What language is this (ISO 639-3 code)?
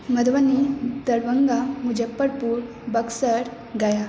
mai